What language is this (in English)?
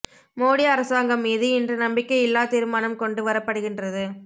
Tamil